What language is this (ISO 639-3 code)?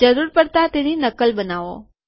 guj